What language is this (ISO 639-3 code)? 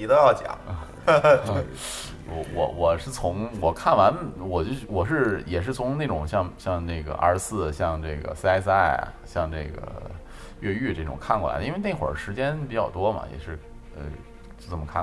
zho